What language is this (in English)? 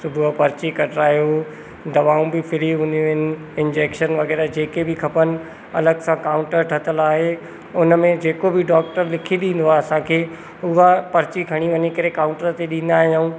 Sindhi